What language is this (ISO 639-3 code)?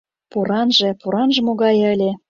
chm